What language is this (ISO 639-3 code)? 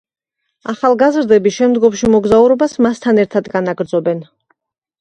kat